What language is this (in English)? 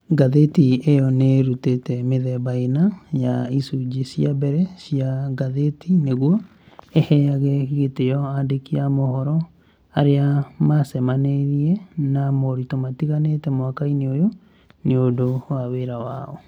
Kikuyu